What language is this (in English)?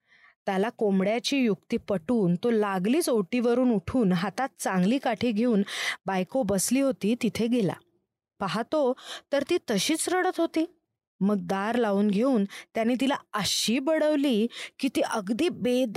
Marathi